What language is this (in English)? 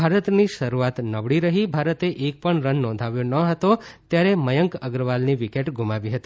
Gujarati